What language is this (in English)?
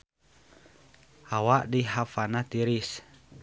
Sundanese